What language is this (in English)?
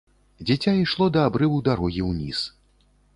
Belarusian